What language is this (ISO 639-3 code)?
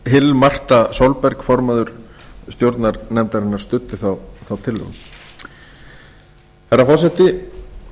isl